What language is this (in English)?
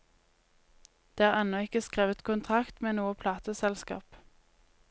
Norwegian